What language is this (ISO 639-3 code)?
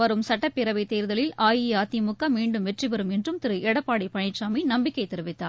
tam